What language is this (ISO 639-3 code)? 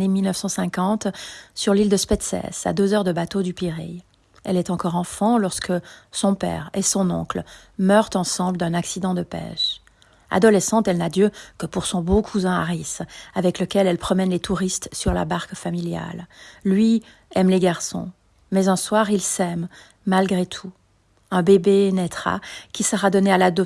fra